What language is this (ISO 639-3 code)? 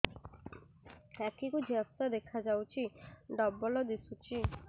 ori